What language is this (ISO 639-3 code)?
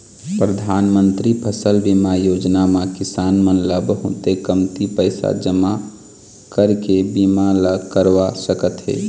hne